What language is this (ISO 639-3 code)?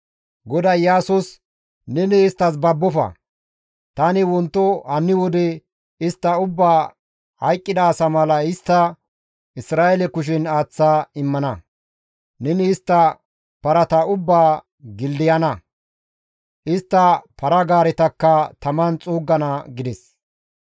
gmv